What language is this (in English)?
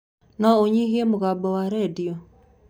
Kikuyu